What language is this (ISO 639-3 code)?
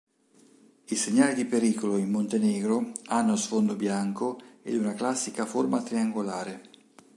ita